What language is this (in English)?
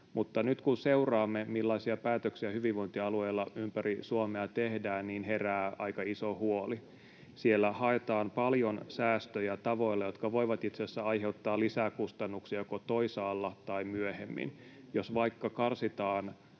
Finnish